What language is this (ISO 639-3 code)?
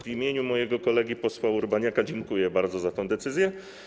pol